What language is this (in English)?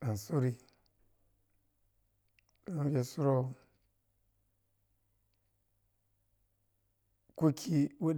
Piya-Kwonci